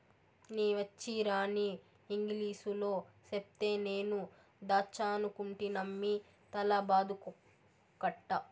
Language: Telugu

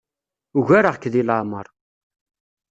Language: Kabyle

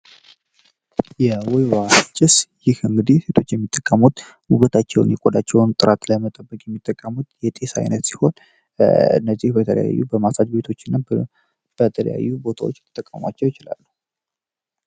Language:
Amharic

